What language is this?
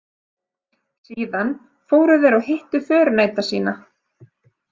Icelandic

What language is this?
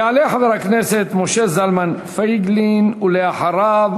Hebrew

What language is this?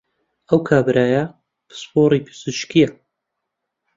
Central Kurdish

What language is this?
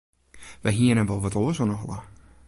Western Frisian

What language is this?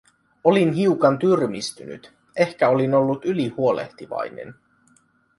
Finnish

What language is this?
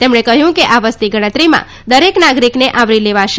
Gujarati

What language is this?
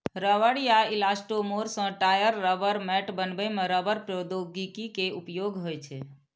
Maithili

